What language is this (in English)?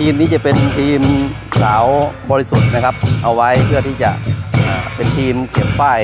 Thai